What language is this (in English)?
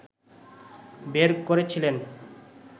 Bangla